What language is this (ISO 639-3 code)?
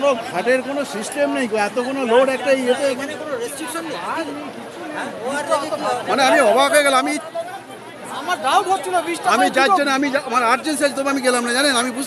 ara